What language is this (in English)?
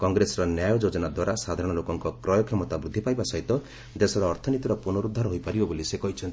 Odia